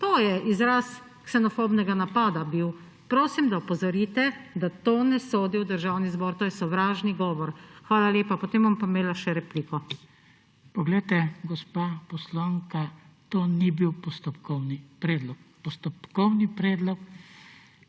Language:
Slovenian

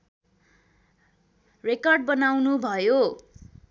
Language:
Nepali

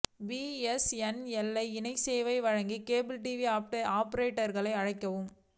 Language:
Tamil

